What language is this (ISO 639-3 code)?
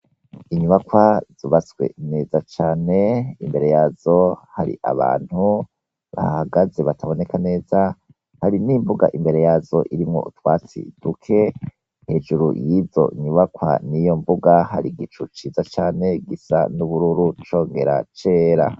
run